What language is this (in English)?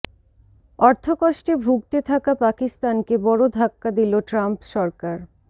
Bangla